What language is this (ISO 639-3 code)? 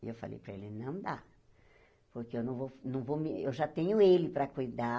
por